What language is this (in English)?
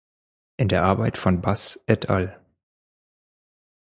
German